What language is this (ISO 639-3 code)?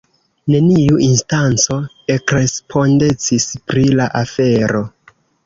epo